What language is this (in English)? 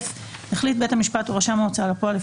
Hebrew